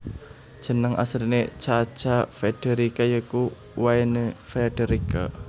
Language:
Javanese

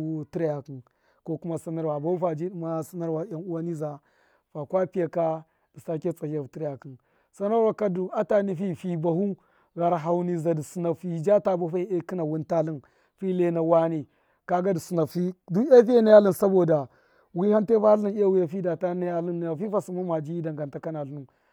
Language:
Miya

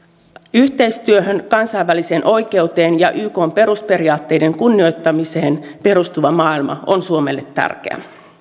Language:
Finnish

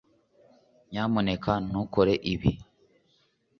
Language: Kinyarwanda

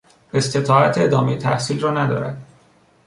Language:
Persian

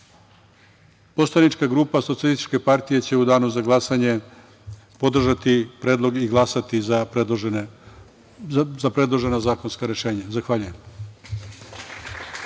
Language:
Serbian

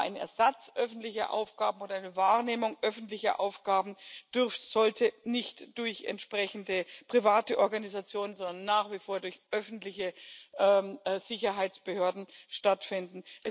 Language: German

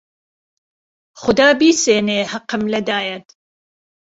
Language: Central Kurdish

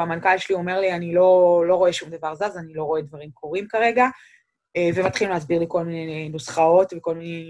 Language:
Hebrew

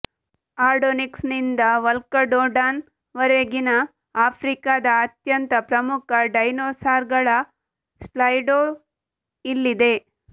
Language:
Kannada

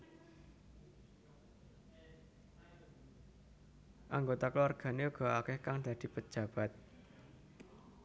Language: Javanese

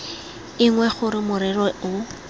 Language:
Tswana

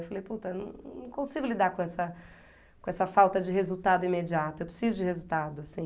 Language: Portuguese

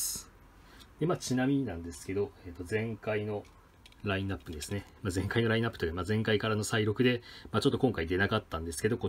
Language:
Japanese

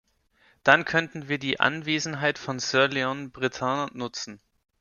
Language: German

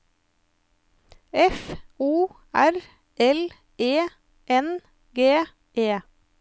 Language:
Norwegian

